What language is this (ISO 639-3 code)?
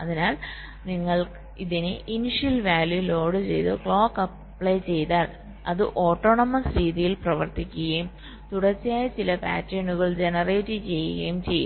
mal